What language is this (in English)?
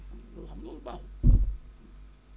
Wolof